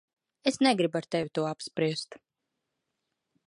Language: Latvian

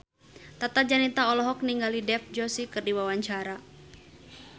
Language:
Sundanese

